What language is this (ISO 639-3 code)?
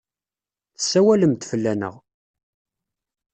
kab